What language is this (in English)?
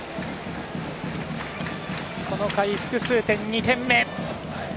Japanese